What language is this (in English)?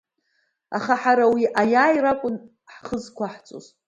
Abkhazian